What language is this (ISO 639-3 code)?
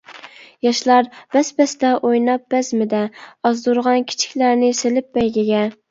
uig